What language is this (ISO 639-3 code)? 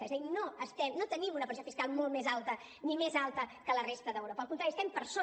cat